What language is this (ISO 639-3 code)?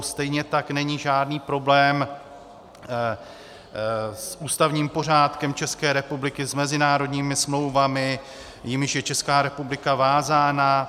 ces